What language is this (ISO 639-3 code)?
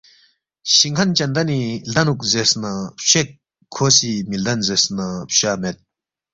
bft